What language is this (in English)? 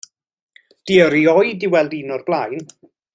Welsh